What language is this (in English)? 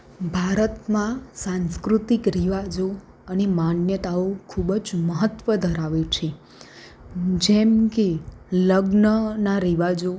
Gujarati